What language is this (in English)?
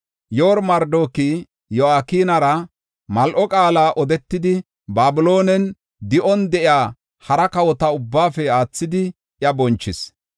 Gofa